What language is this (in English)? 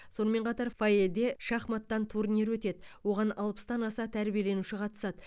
Kazakh